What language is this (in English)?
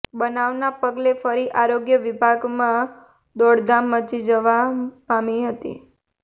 Gujarati